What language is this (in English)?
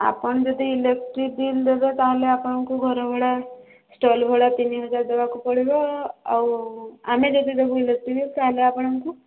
Odia